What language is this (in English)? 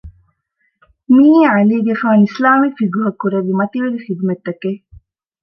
Divehi